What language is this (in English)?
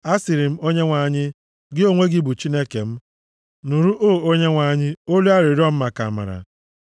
Igbo